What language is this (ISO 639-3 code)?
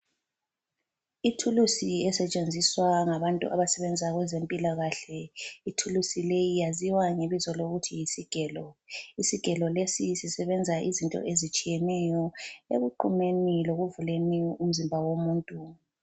nde